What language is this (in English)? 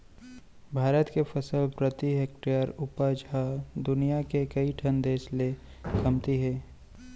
Chhattisgarhi